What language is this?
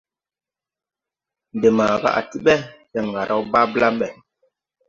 Tupuri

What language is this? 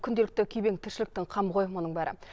Kazakh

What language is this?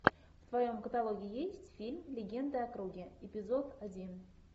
Russian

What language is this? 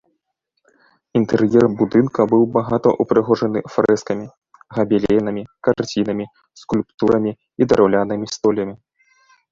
Belarusian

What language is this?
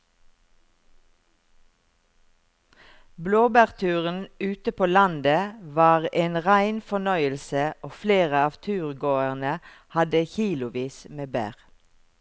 Norwegian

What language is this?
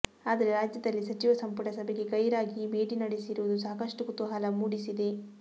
Kannada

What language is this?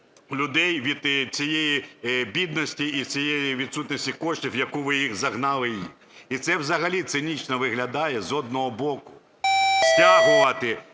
Ukrainian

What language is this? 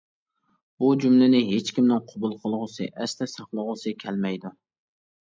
Uyghur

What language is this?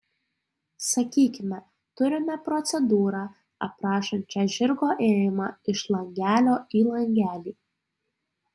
Lithuanian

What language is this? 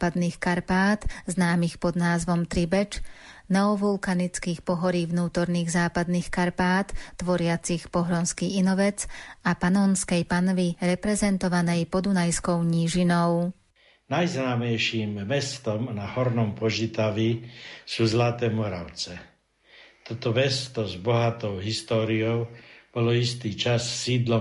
Slovak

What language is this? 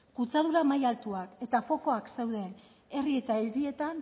Basque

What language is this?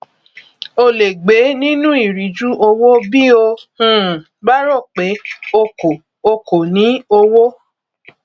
Yoruba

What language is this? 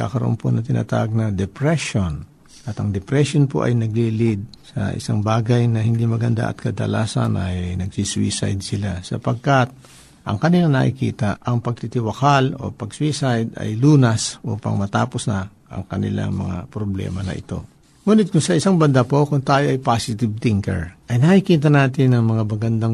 Filipino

